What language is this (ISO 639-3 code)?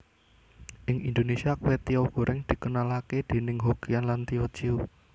jav